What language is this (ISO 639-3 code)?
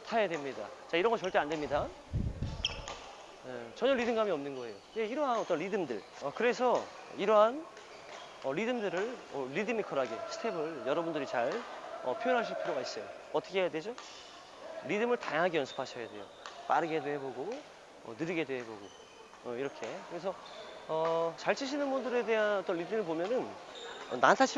kor